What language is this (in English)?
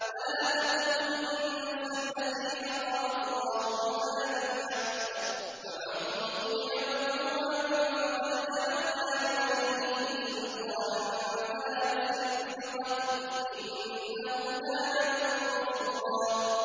Arabic